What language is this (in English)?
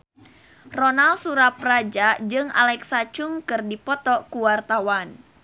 Sundanese